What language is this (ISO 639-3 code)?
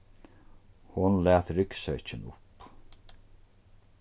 fao